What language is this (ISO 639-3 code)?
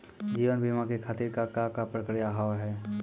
mai